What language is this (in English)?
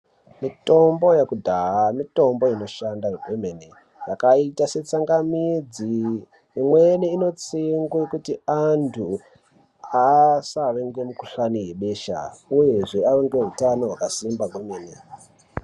Ndau